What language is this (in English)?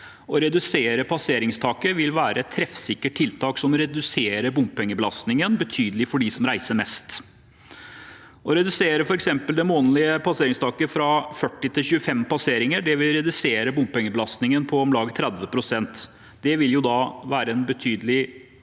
Norwegian